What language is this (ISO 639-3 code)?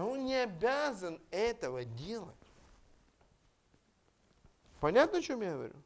rus